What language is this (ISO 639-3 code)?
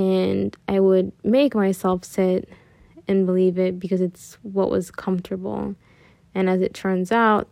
eng